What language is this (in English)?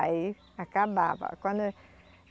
Portuguese